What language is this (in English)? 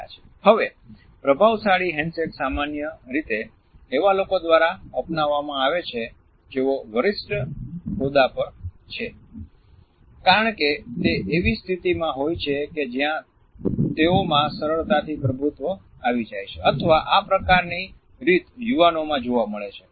Gujarati